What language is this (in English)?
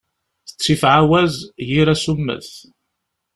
Kabyle